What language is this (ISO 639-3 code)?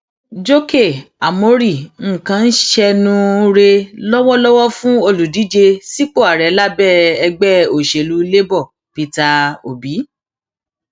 yor